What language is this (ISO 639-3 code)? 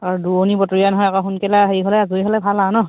asm